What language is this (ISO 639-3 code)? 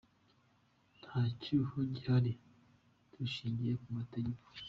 kin